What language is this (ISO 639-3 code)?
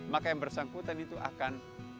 ind